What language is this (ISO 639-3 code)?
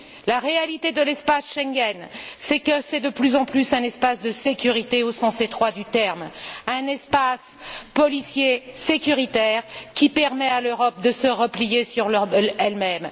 fra